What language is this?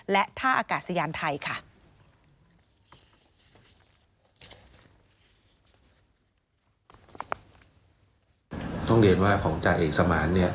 Thai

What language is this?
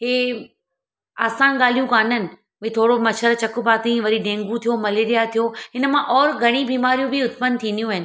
Sindhi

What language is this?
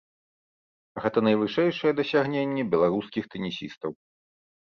Belarusian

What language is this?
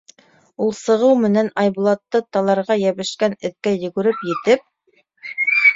Bashkir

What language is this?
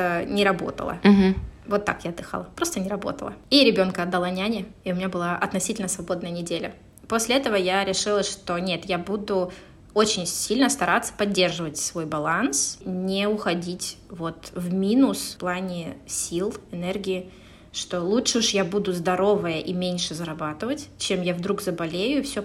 Russian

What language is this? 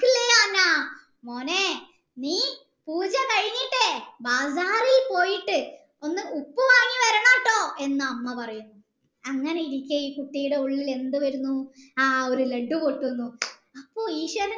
Malayalam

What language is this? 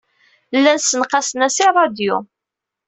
Kabyle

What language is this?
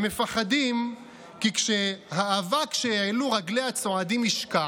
Hebrew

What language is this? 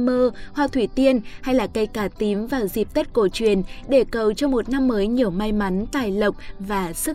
Vietnamese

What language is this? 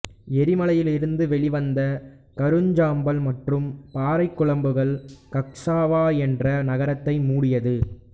Tamil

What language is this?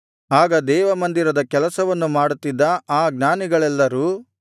Kannada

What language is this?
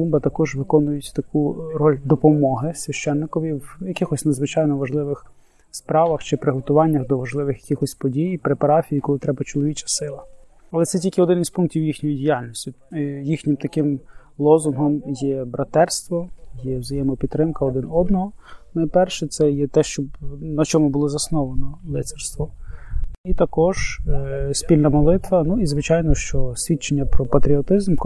Ukrainian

